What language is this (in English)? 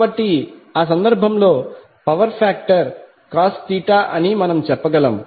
Telugu